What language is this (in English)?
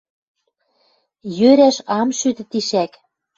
Western Mari